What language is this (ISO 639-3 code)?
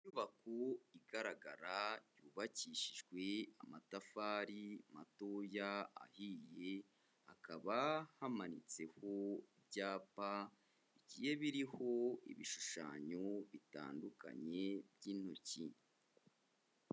kin